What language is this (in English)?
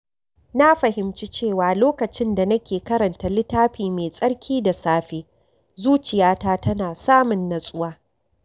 Hausa